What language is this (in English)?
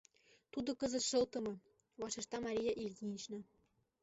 Mari